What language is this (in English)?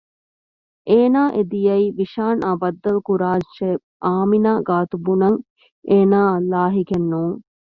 Divehi